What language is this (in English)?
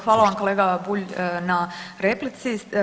Croatian